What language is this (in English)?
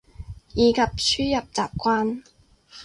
Cantonese